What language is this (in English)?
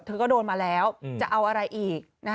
Thai